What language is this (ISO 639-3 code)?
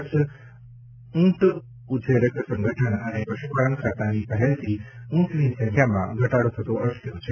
guj